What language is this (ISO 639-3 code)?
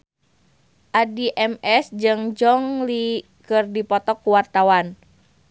sun